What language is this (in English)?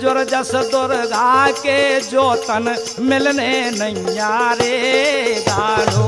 Hindi